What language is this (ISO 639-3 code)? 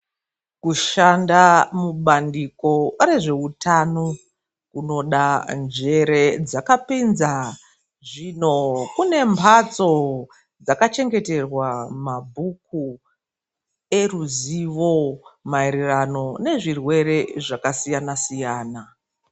ndc